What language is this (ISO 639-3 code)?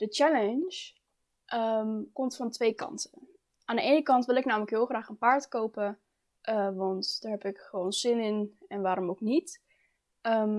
nld